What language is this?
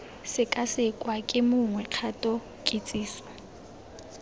Tswana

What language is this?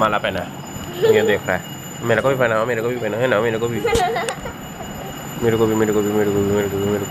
Thai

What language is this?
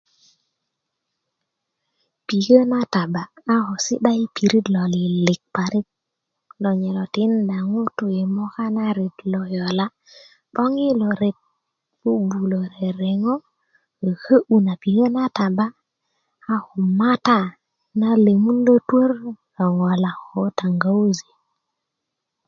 Kuku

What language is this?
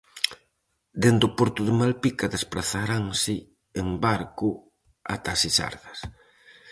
Galician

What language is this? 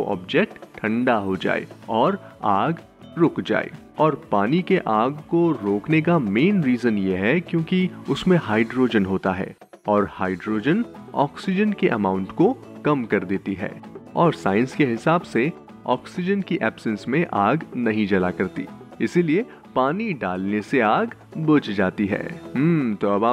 Hindi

